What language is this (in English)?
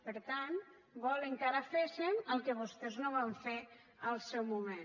Catalan